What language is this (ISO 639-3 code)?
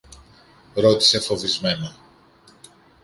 ell